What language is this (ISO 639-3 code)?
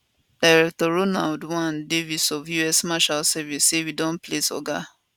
pcm